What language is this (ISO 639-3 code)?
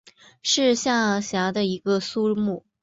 zho